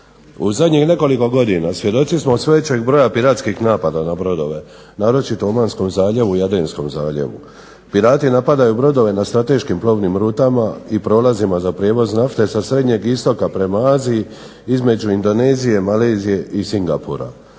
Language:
Croatian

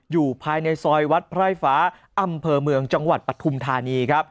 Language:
Thai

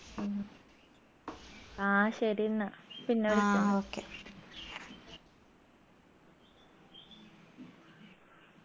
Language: Malayalam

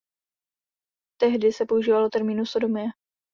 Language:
Czech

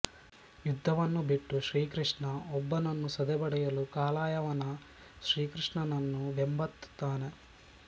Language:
Kannada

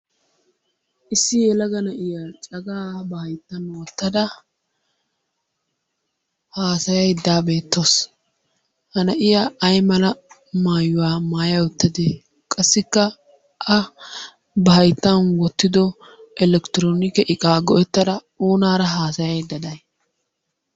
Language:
Wolaytta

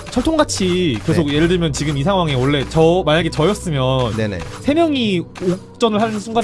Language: Korean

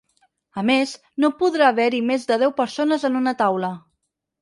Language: Catalan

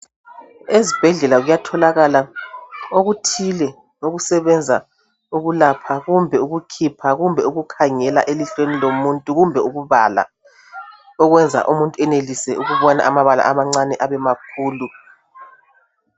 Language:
North Ndebele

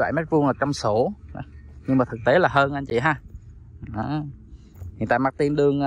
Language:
Vietnamese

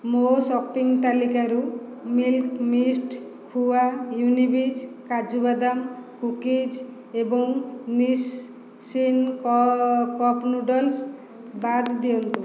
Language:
Odia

